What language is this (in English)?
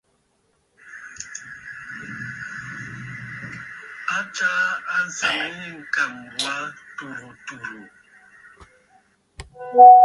Bafut